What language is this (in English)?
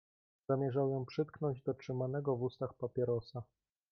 Polish